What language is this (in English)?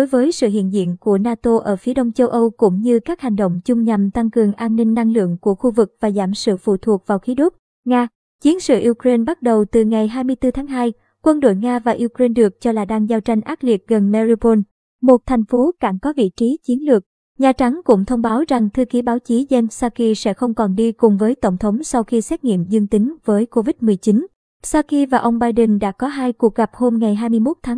Vietnamese